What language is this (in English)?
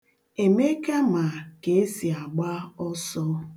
Igbo